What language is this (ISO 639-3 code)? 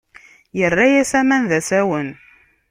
kab